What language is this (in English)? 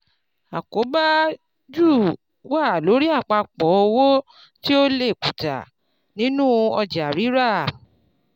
Yoruba